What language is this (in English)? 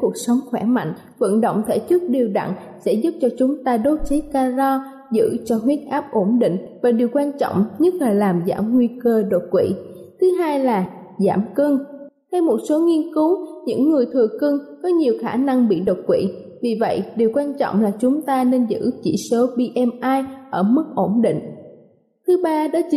Vietnamese